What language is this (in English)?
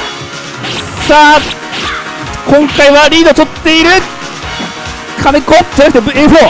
Japanese